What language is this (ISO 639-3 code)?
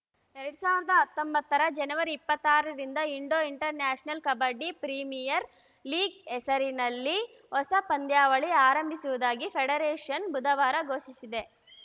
kan